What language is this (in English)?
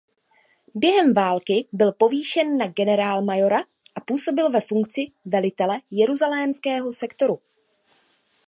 Czech